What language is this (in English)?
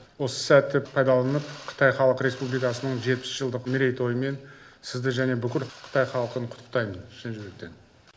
Kazakh